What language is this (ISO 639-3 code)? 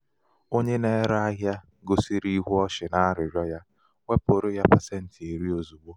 ibo